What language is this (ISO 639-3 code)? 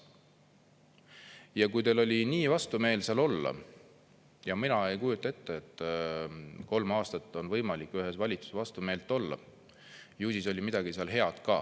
est